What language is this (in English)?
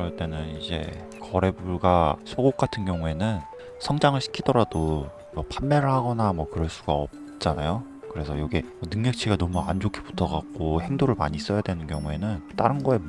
Korean